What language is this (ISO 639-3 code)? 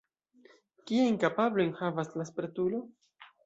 epo